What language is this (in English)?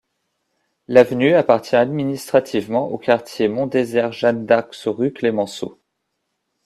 French